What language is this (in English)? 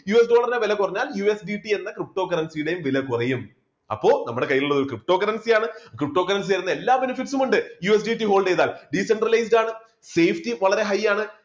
Malayalam